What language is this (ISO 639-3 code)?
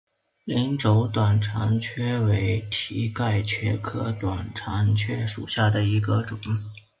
zho